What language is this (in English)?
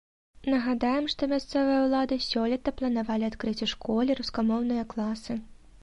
Belarusian